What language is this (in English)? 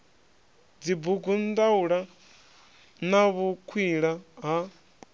Venda